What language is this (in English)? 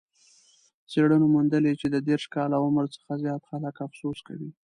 Pashto